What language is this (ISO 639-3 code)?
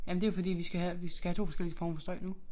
dan